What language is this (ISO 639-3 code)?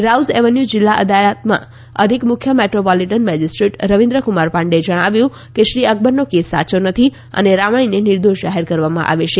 guj